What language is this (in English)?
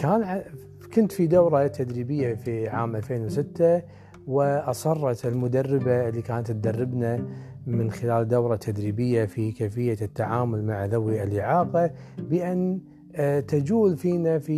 Arabic